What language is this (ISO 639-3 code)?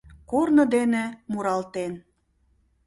chm